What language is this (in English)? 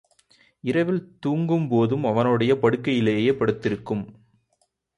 Tamil